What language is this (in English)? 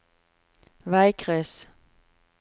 Norwegian